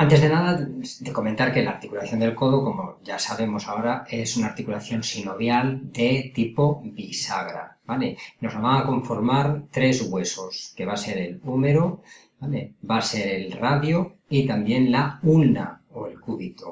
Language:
Spanish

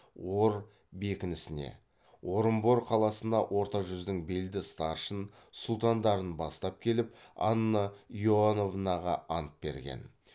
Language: Kazakh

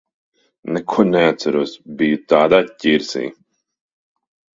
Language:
Latvian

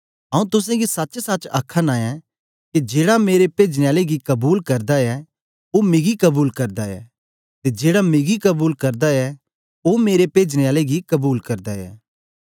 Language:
Dogri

